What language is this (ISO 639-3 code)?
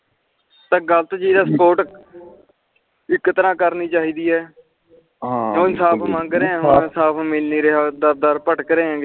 pan